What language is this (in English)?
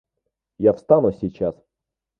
Russian